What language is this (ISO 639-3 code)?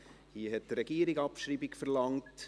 gsw